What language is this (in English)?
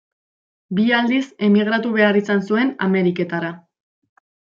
Basque